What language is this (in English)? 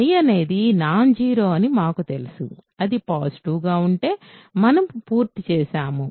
Telugu